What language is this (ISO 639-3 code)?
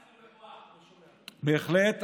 heb